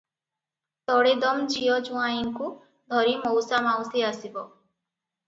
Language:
Odia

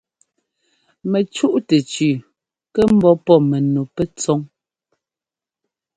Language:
Ngomba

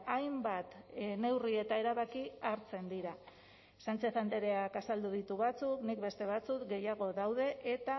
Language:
Basque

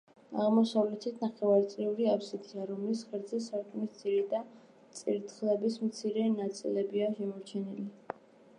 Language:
Georgian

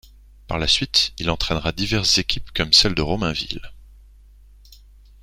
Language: French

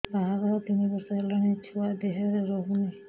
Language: Odia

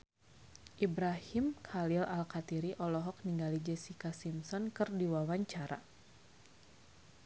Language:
Sundanese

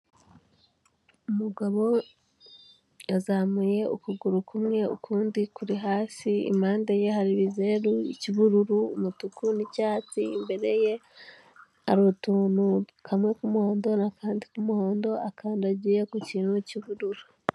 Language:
Kinyarwanda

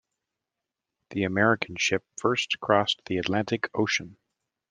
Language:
English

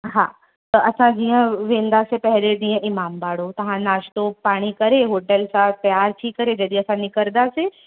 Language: Sindhi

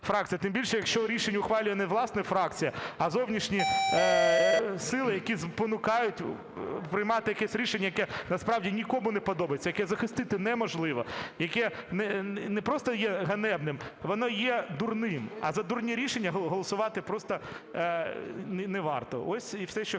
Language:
Ukrainian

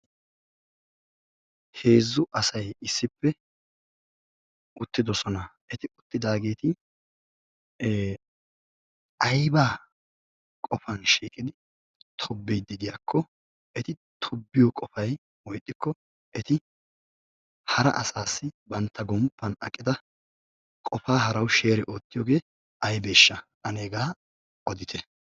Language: Wolaytta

